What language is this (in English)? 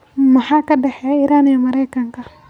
Somali